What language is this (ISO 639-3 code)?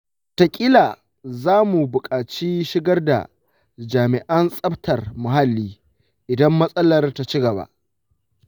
hau